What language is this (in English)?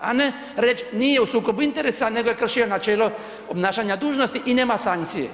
Croatian